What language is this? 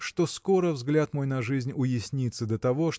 Russian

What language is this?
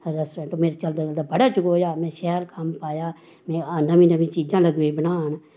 Dogri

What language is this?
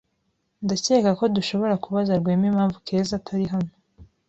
Kinyarwanda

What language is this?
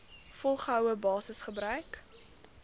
Afrikaans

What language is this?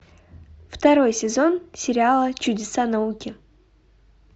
Russian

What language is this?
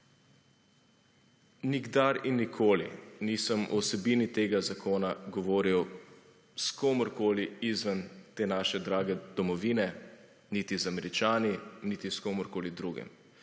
Slovenian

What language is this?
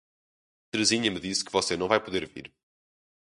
Portuguese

